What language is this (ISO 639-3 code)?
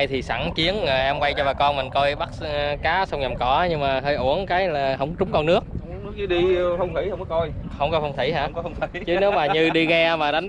vie